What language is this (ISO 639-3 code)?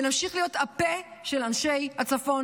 heb